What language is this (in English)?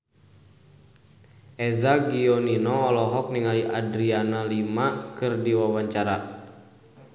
Sundanese